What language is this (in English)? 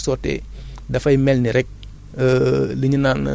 Wolof